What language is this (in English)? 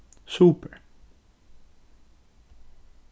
Faroese